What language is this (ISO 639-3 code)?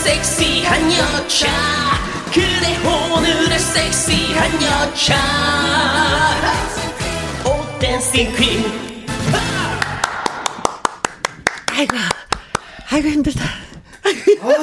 kor